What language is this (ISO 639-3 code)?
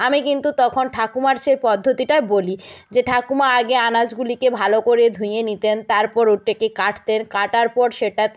ben